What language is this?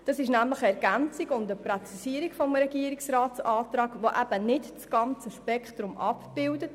Swiss German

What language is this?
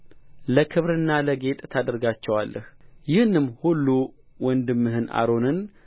Amharic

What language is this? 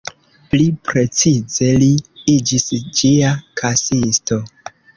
Esperanto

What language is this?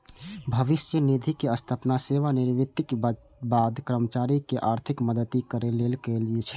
Maithili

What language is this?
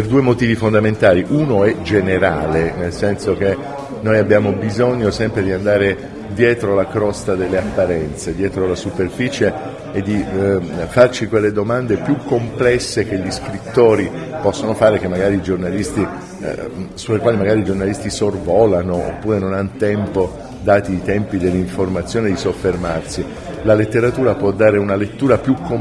Italian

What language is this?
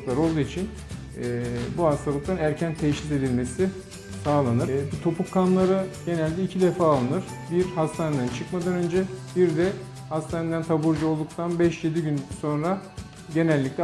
Turkish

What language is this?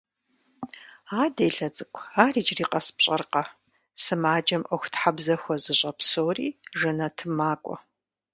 Kabardian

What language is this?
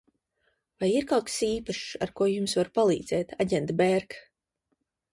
Latvian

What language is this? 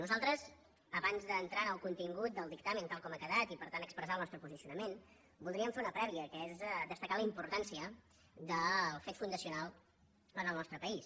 Catalan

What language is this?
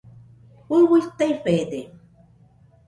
Nüpode Huitoto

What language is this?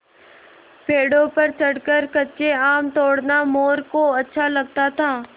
Hindi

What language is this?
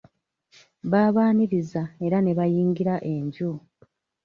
Ganda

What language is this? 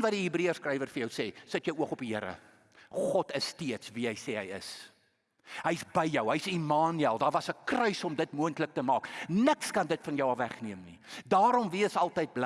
Dutch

